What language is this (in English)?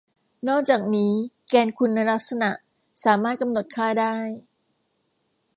Thai